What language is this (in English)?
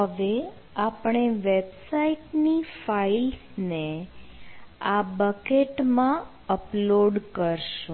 Gujarati